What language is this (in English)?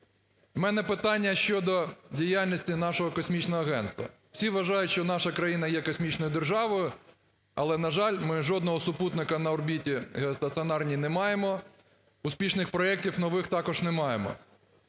Ukrainian